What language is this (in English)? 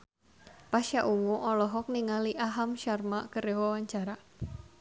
Sundanese